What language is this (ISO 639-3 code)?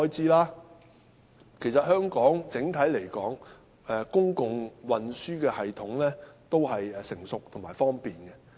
yue